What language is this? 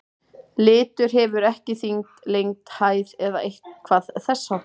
Icelandic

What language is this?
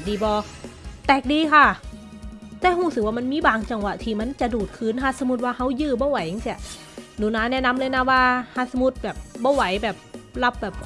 Thai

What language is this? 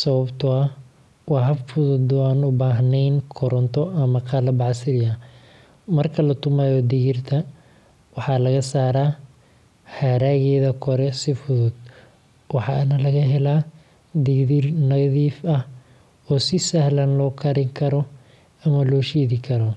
Somali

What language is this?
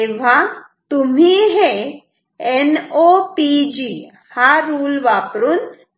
Marathi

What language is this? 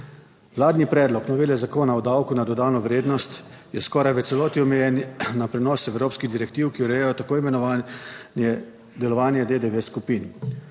Slovenian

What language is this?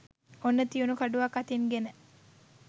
Sinhala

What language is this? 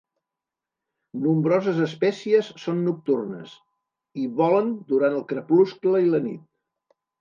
Catalan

